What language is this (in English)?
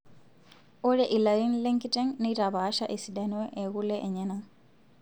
Masai